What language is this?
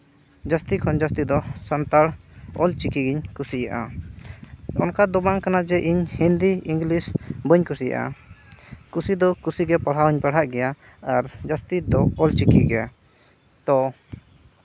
Santali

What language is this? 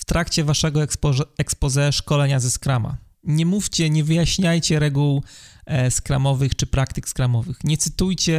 Polish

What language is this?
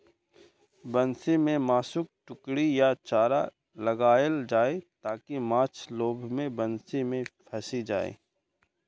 Maithili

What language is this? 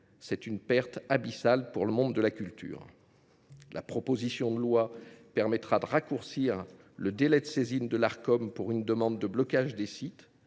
French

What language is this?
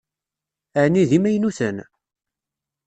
Kabyle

